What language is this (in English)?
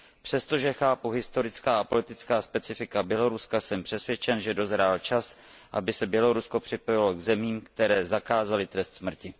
Czech